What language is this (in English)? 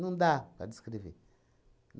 Portuguese